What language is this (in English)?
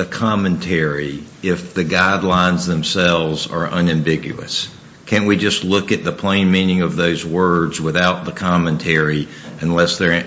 English